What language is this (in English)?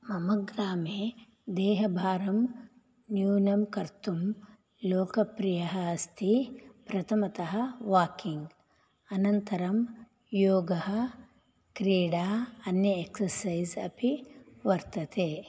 Sanskrit